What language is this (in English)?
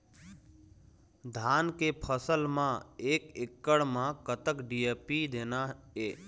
Chhattisgarhi